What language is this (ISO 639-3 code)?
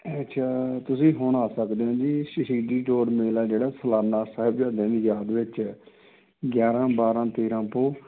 pan